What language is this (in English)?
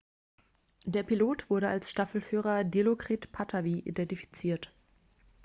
German